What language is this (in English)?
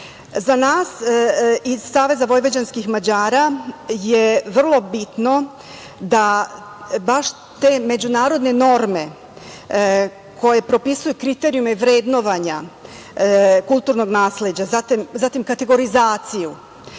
Serbian